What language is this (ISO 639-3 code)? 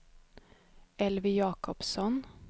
swe